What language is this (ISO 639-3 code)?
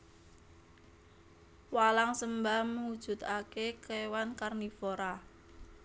jav